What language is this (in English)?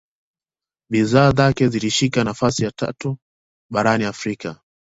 Swahili